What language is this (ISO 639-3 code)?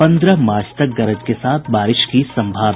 hin